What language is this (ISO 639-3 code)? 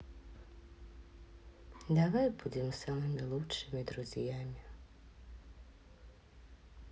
rus